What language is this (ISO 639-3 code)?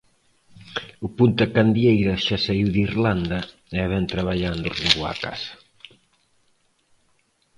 glg